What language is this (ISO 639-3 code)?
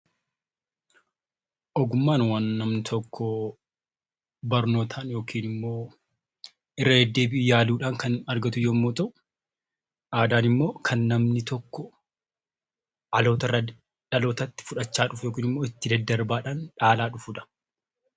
orm